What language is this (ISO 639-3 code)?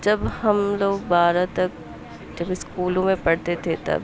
urd